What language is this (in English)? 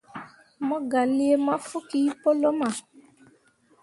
Mundang